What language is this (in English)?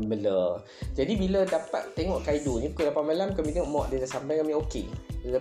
Malay